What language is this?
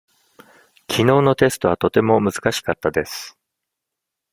Japanese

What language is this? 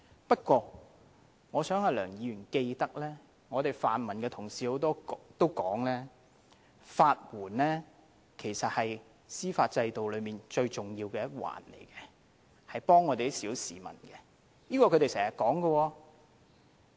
Cantonese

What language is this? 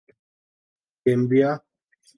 Urdu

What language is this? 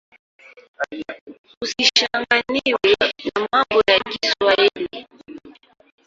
Swahili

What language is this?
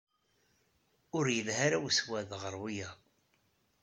Kabyle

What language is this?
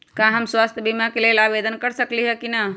Magahi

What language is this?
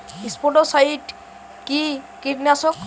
Bangla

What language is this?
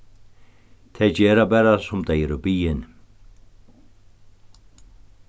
Faroese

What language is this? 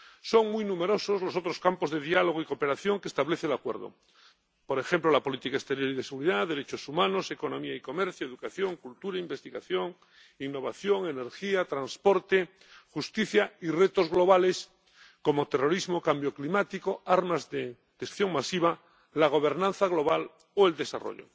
Spanish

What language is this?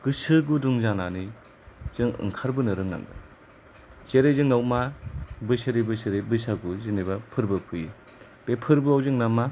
Bodo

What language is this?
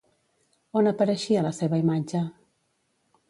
Catalan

